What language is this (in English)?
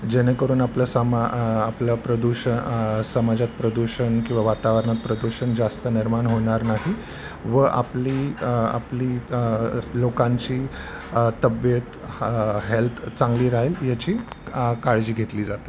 Marathi